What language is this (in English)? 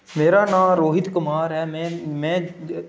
Dogri